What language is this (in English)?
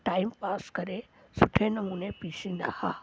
Sindhi